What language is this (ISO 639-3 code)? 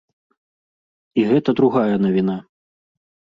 bel